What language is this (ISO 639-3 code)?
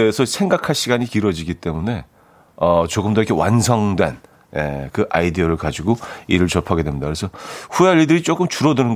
kor